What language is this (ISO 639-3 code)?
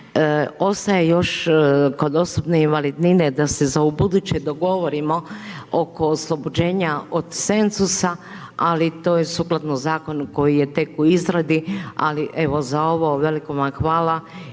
hrv